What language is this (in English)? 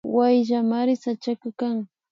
Imbabura Highland Quichua